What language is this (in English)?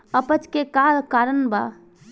Bhojpuri